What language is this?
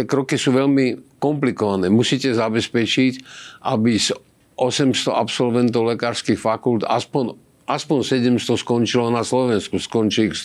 Slovak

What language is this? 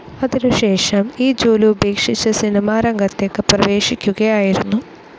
Malayalam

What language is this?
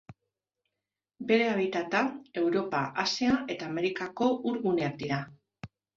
Basque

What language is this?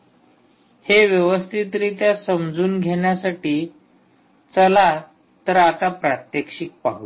Marathi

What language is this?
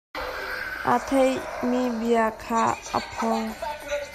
Hakha Chin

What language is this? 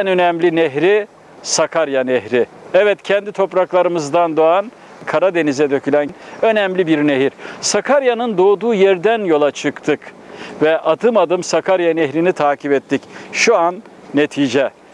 Turkish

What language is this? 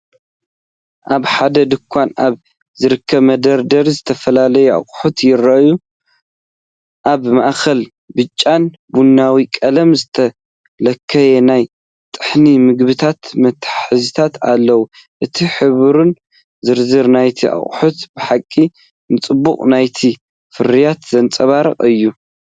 Tigrinya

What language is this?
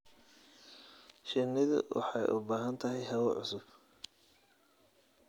Somali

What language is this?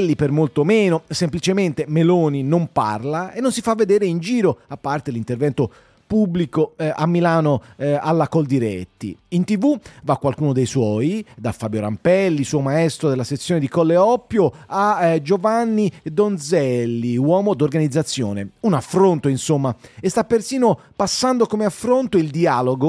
Italian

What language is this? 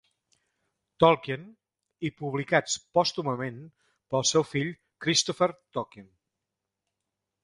Catalan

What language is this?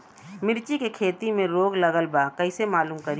Bhojpuri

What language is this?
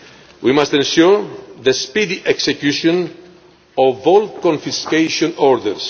English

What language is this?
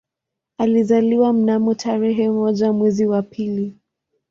Swahili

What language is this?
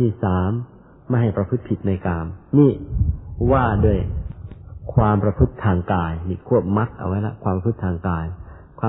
Thai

